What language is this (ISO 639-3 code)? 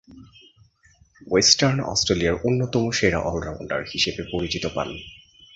ben